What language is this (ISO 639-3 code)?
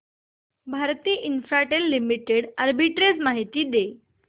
mar